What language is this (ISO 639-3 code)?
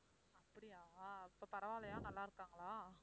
tam